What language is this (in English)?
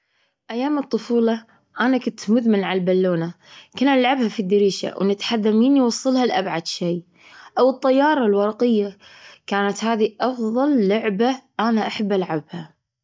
Gulf Arabic